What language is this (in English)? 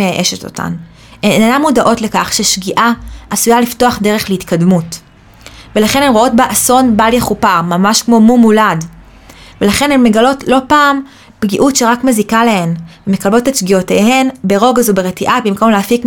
Hebrew